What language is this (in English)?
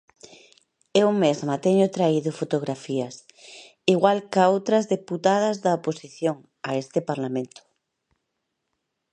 Galician